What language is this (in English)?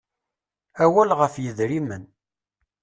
Kabyle